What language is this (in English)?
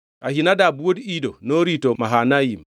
Luo (Kenya and Tanzania)